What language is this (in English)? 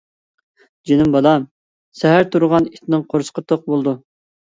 Uyghur